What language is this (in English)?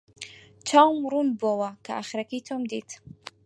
Central Kurdish